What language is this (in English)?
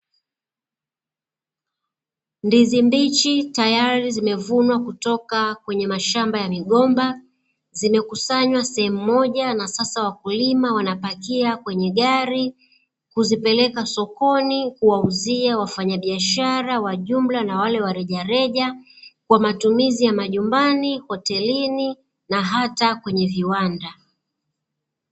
Swahili